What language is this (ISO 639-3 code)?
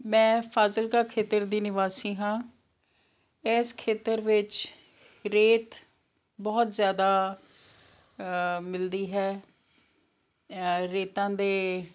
pan